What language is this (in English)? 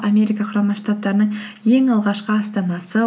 Kazakh